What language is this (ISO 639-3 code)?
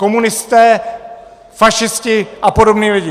ces